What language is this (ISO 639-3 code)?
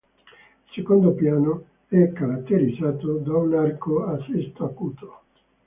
ita